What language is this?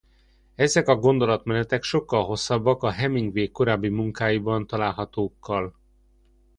Hungarian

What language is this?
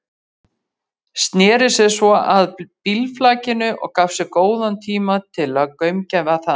Icelandic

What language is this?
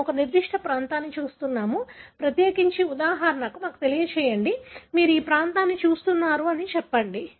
Telugu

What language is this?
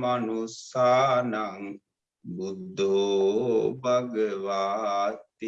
Vietnamese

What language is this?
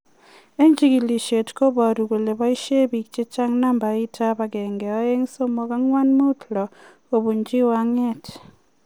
Kalenjin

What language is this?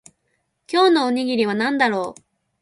Japanese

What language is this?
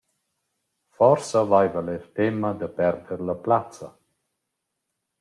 Romansh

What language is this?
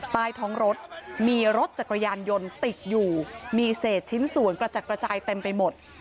Thai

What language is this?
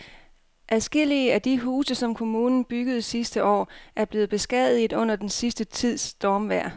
Danish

